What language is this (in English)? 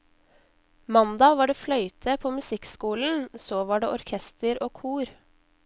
Norwegian